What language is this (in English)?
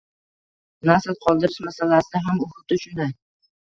Uzbek